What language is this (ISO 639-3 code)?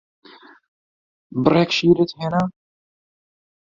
ckb